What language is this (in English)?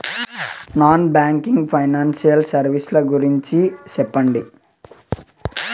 Telugu